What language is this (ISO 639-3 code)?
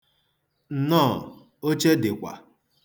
ibo